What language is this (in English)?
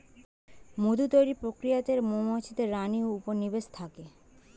Bangla